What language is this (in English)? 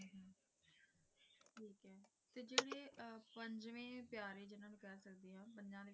Punjabi